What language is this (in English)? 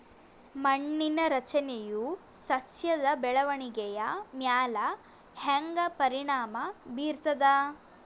Kannada